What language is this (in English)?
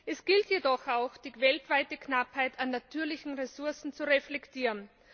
German